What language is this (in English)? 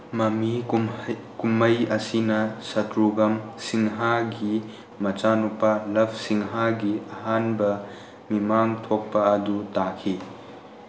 Manipuri